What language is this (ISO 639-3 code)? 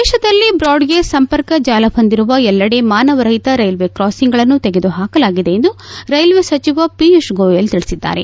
kan